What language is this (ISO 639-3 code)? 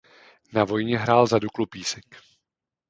ces